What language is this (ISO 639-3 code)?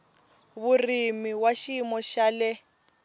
tso